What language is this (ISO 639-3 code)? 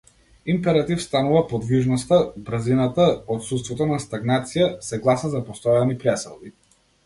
mkd